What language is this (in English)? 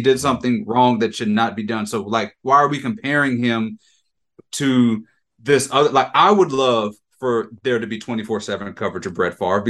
English